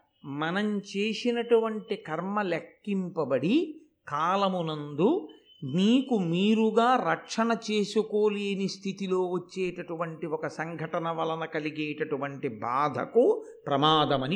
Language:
Telugu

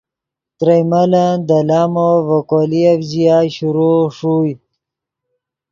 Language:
Yidgha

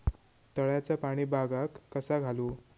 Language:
Marathi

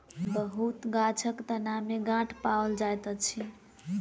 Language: Maithili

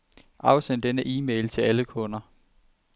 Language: Danish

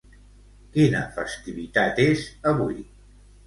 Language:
Catalan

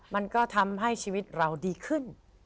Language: Thai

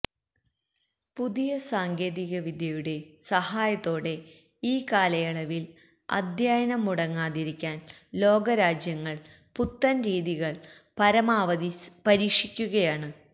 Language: Malayalam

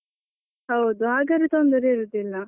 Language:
Kannada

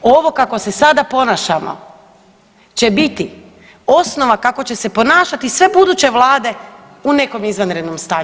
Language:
Croatian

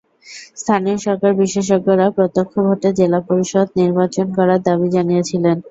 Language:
Bangla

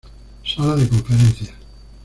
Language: Spanish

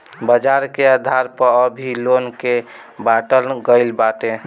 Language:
Bhojpuri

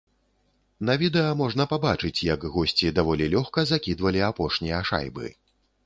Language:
Belarusian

